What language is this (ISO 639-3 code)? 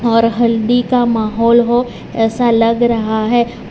hin